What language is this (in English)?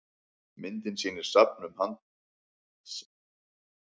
Icelandic